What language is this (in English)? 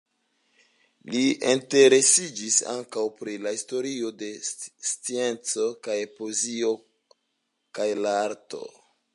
Esperanto